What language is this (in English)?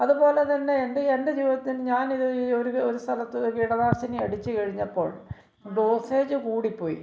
Malayalam